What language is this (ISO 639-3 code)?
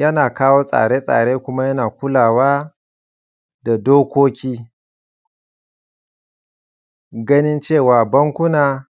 hau